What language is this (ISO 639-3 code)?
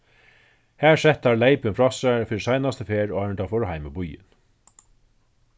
fao